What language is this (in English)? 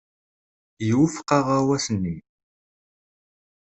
Kabyle